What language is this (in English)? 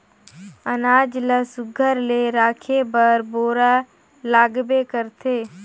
Chhattisgarhi